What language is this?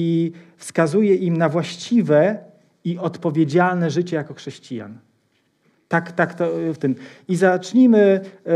Polish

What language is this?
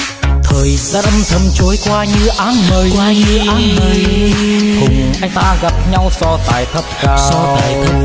Vietnamese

